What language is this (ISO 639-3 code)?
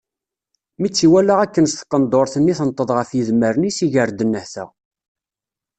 kab